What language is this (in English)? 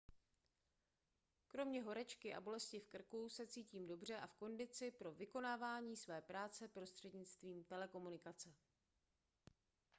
Czech